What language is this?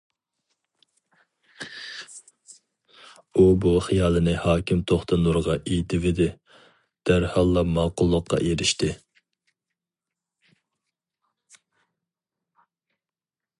Uyghur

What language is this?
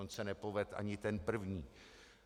Czech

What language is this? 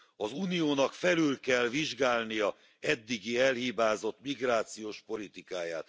Hungarian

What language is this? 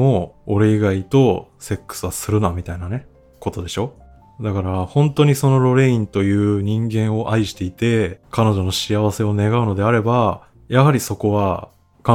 Japanese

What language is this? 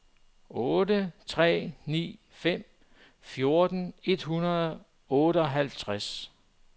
Danish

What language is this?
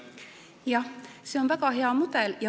Estonian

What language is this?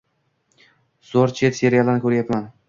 Uzbek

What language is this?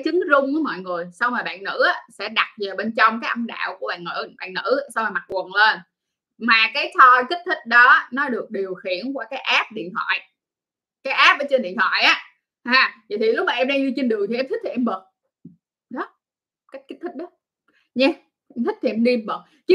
Vietnamese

